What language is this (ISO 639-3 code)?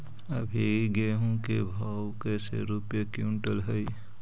mag